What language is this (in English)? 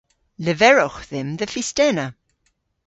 Cornish